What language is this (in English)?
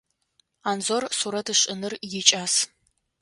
Adyghe